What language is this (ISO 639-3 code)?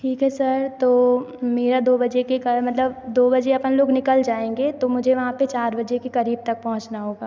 hin